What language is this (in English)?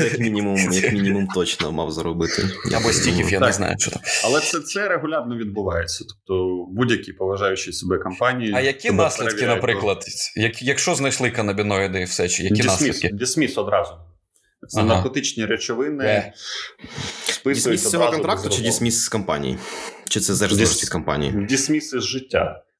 Ukrainian